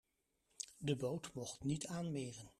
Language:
Dutch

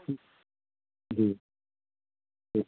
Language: Maithili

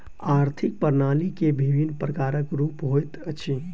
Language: Maithili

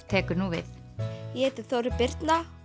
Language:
Icelandic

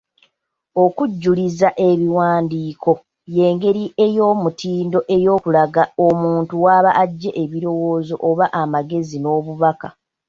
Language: Ganda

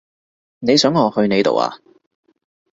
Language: Cantonese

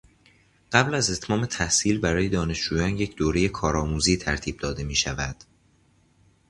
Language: Persian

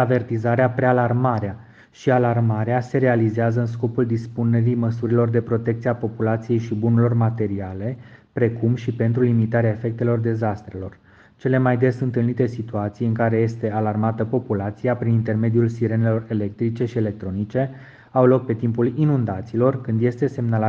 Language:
Romanian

